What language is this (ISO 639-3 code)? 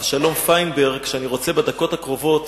heb